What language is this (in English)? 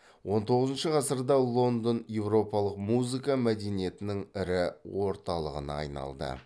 Kazakh